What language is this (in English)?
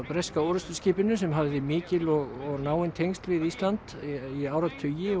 Icelandic